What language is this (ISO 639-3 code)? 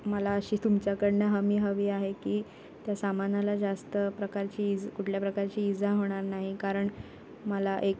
mar